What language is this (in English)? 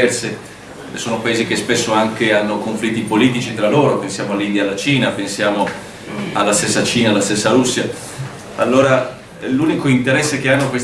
Italian